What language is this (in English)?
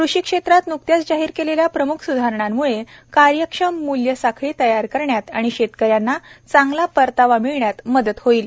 Marathi